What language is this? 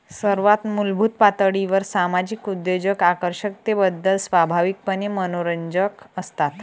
Marathi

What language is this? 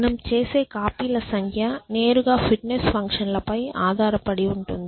Telugu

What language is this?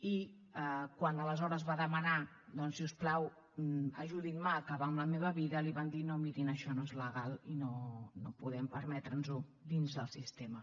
Catalan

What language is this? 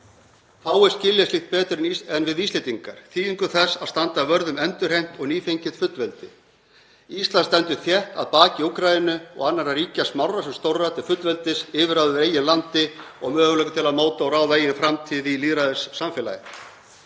Icelandic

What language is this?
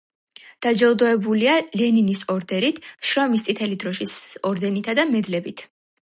Georgian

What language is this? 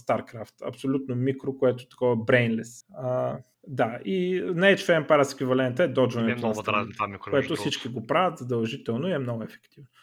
Bulgarian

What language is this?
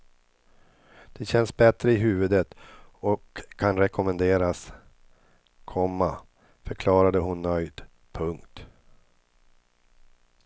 Swedish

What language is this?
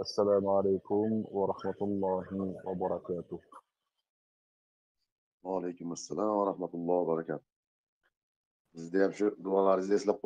Turkish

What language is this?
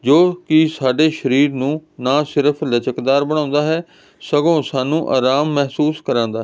Punjabi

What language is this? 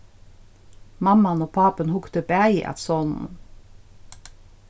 Faroese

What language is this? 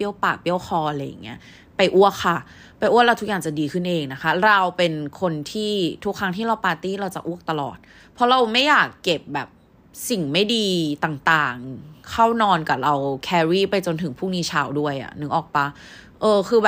Thai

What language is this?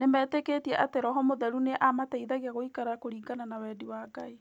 Kikuyu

